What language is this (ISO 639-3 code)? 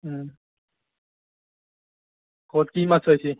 asm